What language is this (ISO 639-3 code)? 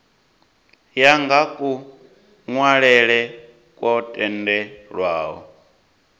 ven